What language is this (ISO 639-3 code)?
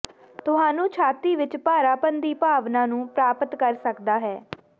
pan